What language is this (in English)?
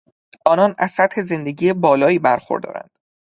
Persian